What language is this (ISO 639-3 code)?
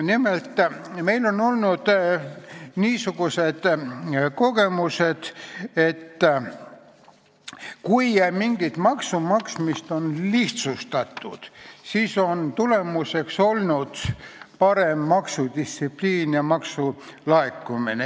est